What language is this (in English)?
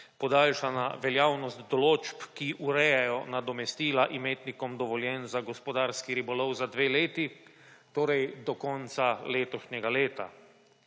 Slovenian